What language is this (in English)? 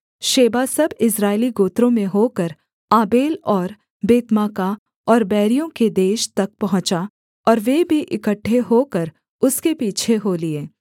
Hindi